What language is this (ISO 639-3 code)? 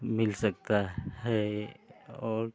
hin